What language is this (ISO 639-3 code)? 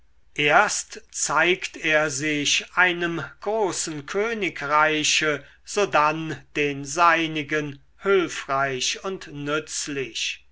deu